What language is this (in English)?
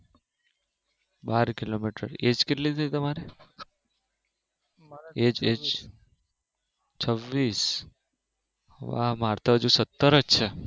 Gujarati